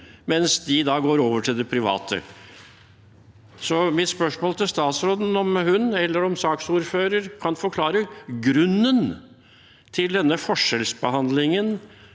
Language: Norwegian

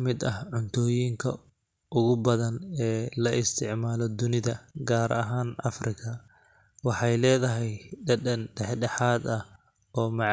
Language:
Somali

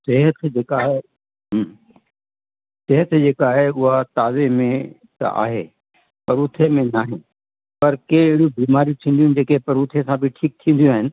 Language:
Sindhi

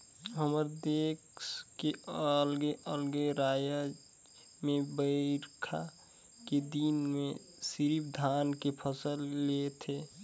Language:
Chhattisgarhi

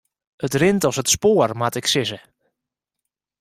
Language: Western Frisian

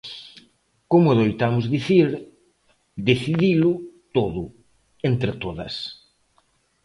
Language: Galician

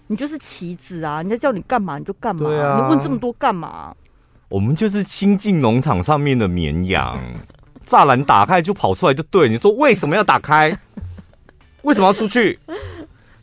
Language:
Chinese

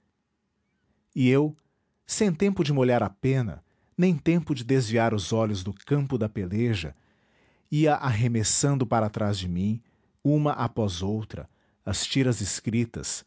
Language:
Portuguese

